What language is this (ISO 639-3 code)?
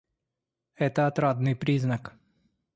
rus